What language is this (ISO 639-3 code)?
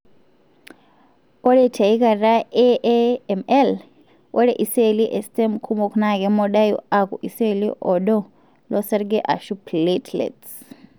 mas